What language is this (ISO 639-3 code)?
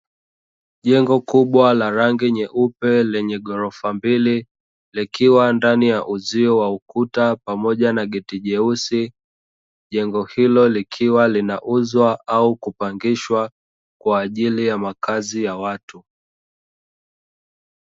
swa